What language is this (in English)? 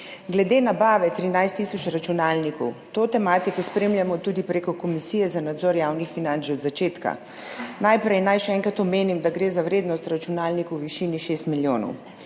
Slovenian